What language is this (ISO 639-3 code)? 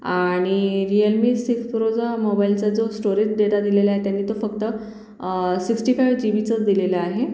mar